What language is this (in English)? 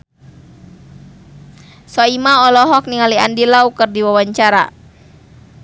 Sundanese